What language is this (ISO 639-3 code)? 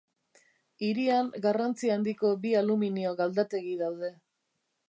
eus